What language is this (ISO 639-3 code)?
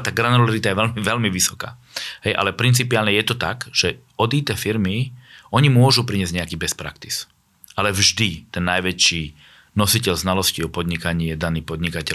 slk